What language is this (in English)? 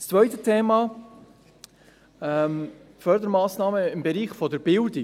Swiss German